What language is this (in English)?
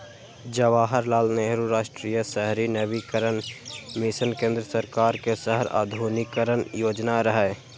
Maithili